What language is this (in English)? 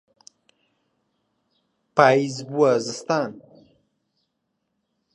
Central Kurdish